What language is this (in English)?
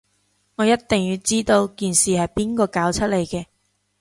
Cantonese